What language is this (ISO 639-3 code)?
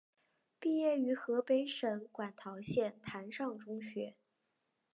zho